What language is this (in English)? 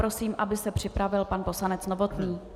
Czech